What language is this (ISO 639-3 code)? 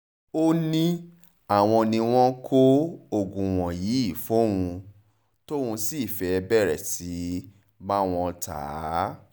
yor